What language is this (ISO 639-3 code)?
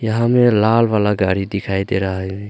hin